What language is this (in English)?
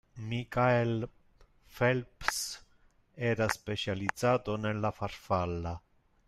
Italian